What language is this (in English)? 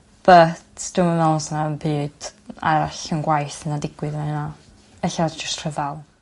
Welsh